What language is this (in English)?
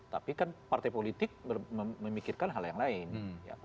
Indonesian